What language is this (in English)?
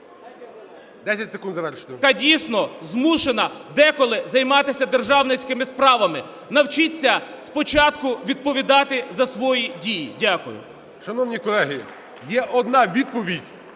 Ukrainian